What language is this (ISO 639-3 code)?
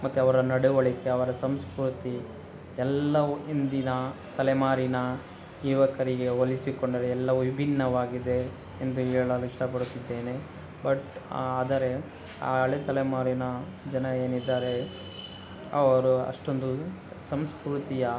kan